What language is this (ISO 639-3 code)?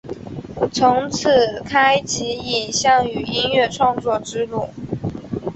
zho